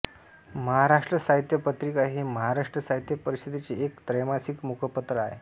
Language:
Marathi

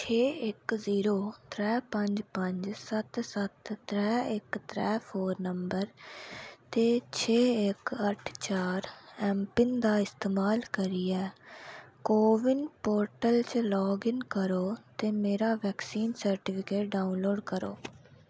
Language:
Dogri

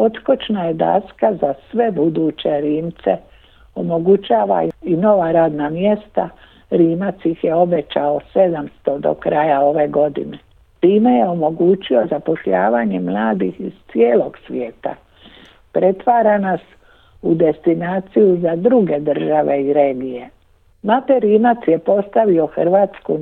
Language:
Croatian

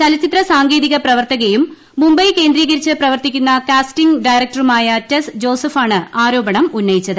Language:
Malayalam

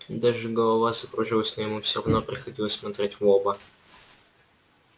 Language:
Russian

